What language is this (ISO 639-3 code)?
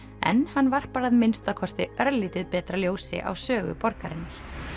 isl